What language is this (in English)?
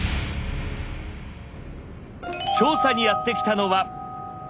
Japanese